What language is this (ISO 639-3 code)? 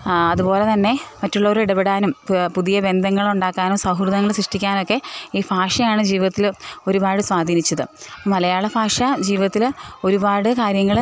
mal